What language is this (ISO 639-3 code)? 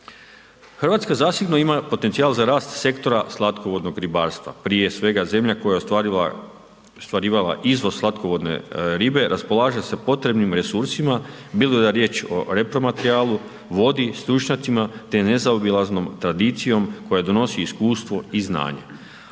hrv